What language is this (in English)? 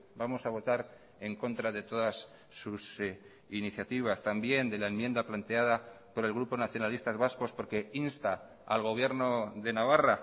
Spanish